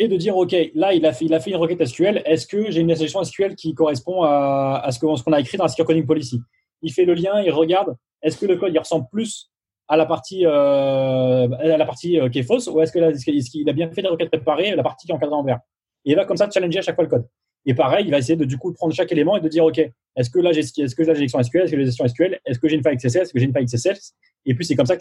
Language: French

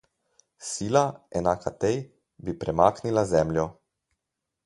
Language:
Slovenian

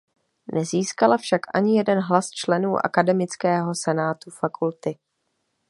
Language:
Czech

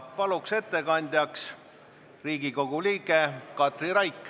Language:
Estonian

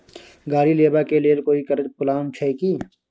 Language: Maithili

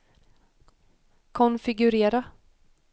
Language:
Swedish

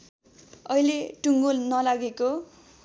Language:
Nepali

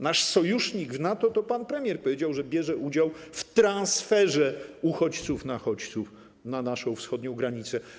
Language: Polish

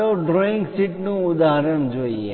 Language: Gujarati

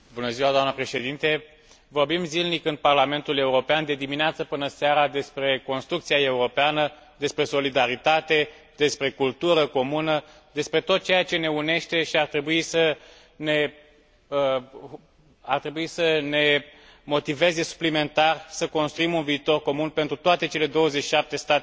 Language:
Romanian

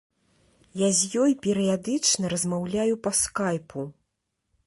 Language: Belarusian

